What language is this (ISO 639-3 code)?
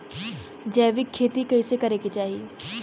bho